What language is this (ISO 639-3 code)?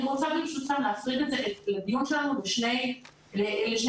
heb